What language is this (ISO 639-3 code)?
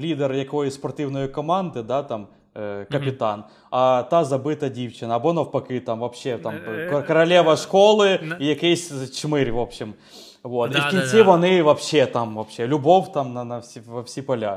ukr